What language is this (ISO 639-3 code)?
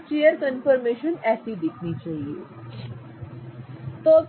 hin